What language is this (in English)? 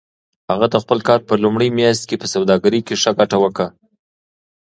Pashto